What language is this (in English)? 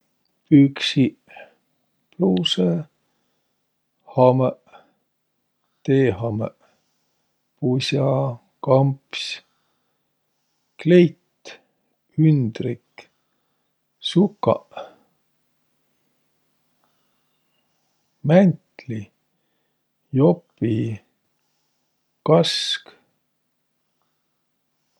Võro